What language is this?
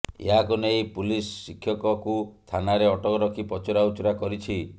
Odia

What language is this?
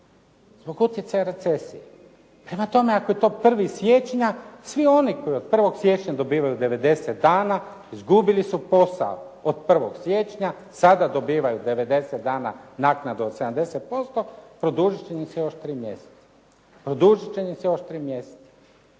Croatian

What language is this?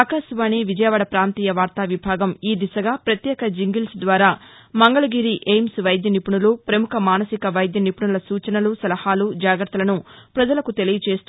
Telugu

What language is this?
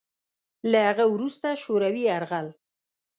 Pashto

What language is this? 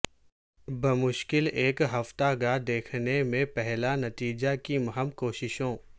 Urdu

